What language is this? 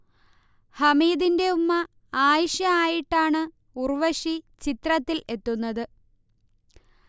Malayalam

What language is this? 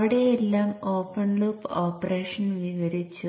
Malayalam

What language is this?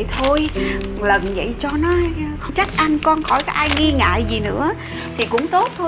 Vietnamese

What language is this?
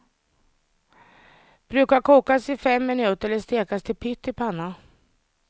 Swedish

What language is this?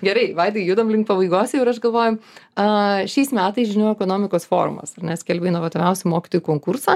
Lithuanian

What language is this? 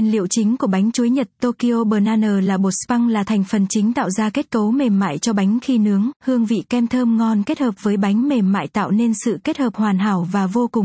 Vietnamese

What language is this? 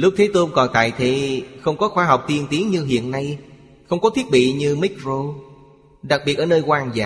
Vietnamese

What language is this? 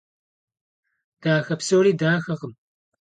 Kabardian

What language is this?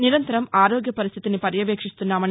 Telugu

